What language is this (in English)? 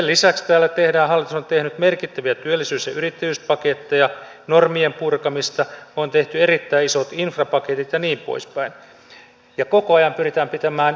Finnish